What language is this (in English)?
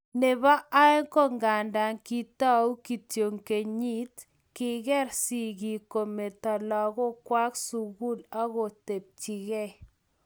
Kalenjin